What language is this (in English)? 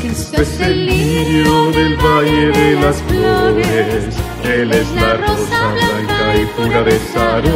Romanian